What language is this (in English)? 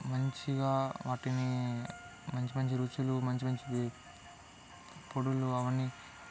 Telugu